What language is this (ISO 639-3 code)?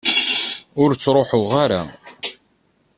kab